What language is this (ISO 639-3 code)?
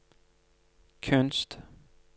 nor